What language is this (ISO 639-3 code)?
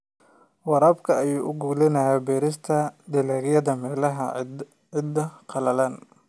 som